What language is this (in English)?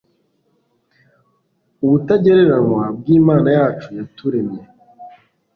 Kinyarwanda